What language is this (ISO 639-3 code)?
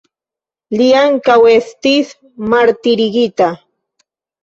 epo